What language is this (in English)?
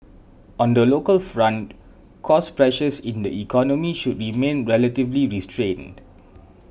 English